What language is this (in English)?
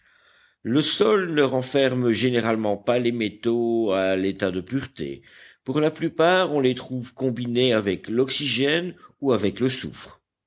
French